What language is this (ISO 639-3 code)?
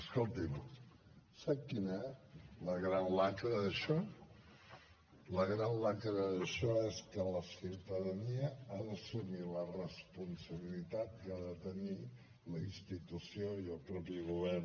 cat